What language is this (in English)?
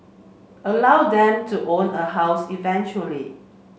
English